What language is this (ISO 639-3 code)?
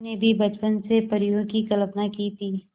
hin